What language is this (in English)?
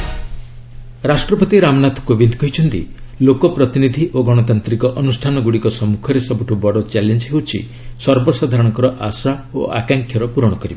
Odia